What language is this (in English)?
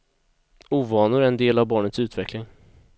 Swedish